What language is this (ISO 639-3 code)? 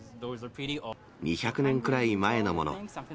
jpn